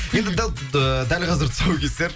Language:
Kazakh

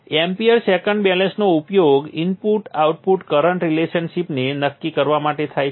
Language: Gujarati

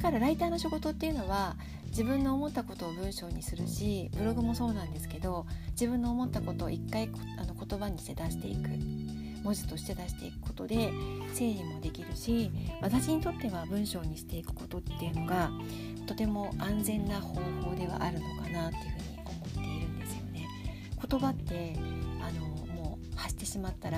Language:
Japanese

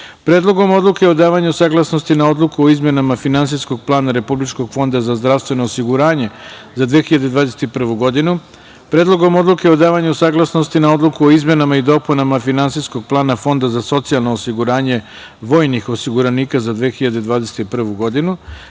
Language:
Serbian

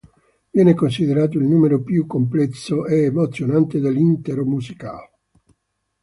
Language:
Italian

